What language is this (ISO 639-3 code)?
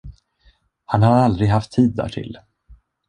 swe